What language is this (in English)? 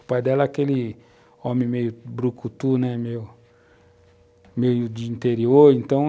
Portuguese